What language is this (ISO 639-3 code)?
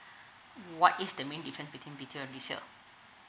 eng